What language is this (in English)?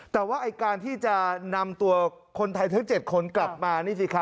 Thai